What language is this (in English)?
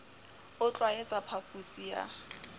Southern Sotho